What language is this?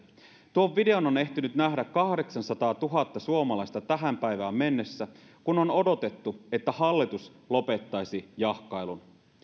Finnish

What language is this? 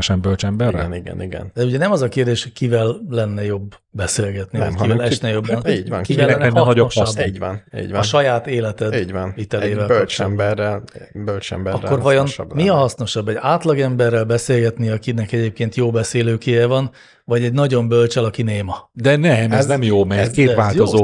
Hungarian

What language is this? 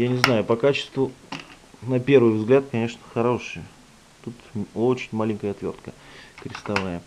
Russian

